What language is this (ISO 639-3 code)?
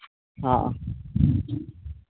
sat